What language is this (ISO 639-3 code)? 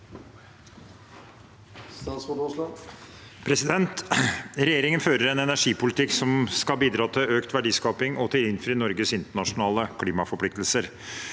nor